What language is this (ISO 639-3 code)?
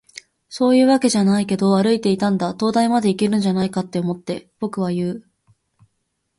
jpn